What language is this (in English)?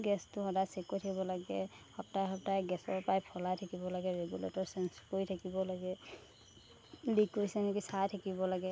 Assamese